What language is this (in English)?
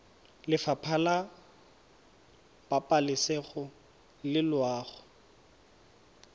Tswana